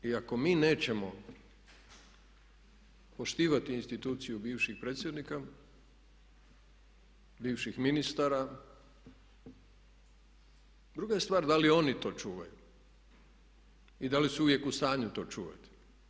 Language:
Croatian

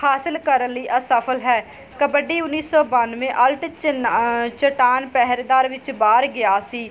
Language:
Punjabi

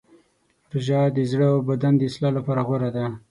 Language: Pashto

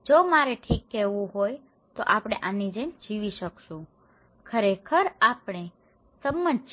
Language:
Gujarati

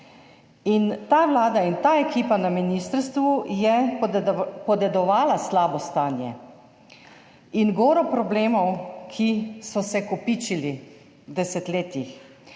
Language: Slovenian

